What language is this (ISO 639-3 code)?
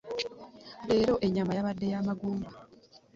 lug